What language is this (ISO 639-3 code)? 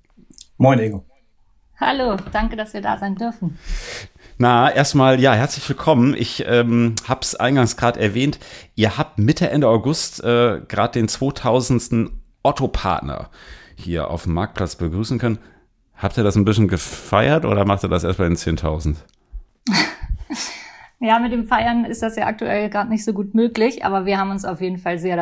deu